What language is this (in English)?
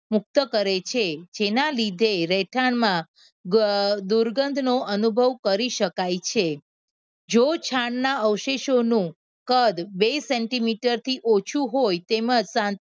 Gujarati